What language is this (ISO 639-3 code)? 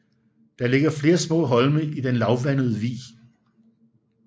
dan